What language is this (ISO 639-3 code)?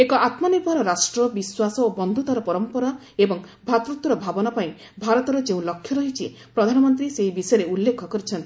ori